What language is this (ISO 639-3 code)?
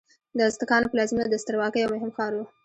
pus